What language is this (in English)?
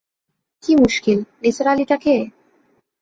Bangla